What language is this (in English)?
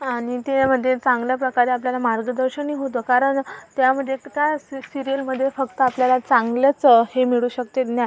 Marathi